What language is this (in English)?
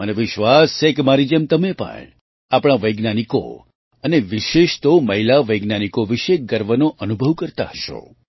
Gujarati